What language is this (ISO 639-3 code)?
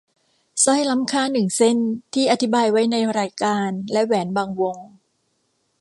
tha